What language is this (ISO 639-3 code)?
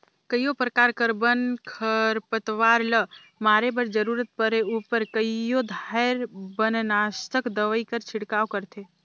hne